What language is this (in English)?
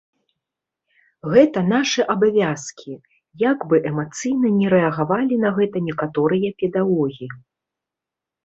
Belarusian